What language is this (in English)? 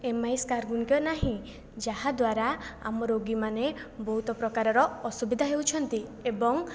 Odia